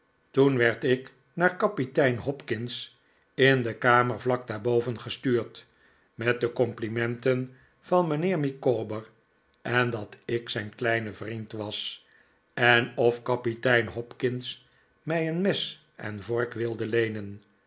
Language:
Dutch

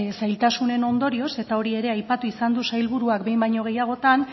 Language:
Basque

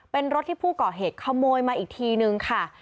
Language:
Thai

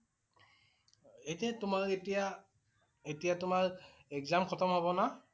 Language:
Assamese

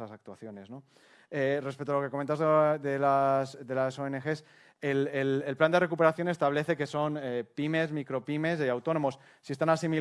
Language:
Spanish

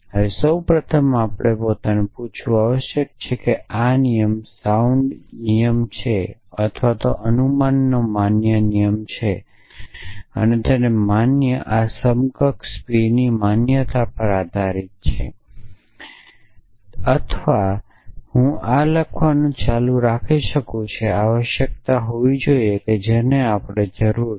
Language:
Gujarati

